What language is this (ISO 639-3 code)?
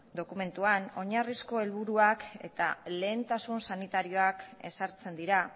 eus